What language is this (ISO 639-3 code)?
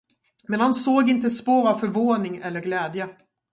swe